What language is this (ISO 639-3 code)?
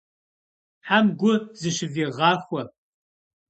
kbd